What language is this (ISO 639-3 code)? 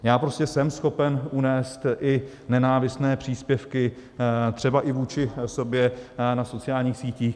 ces